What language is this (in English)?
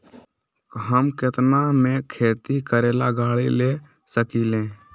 Magahi